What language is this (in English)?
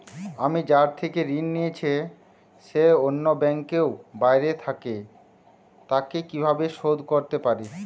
Bangla